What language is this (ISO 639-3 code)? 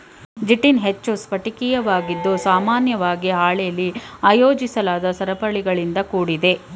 kan